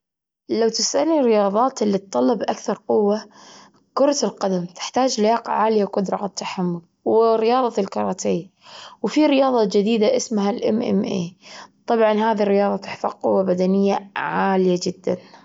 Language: Gulf Arabic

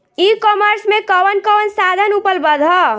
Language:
Bhojpuri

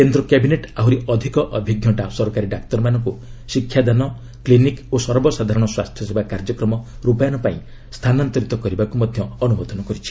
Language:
Odia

